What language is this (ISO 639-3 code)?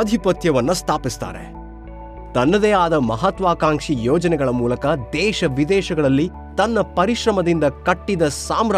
kan